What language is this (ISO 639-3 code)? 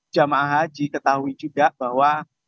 ind